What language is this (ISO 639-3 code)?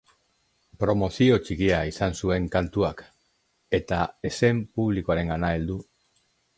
eus